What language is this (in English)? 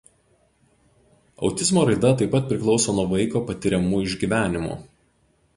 Lithuanian